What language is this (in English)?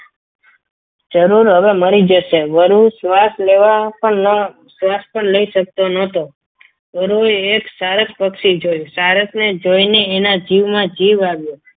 Gujarati